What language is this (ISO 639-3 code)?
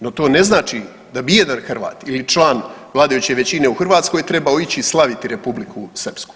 hrv